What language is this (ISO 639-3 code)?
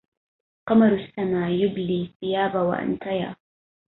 ara